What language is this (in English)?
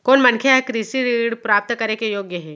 Chhattisgarhi